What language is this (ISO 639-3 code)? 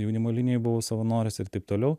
lit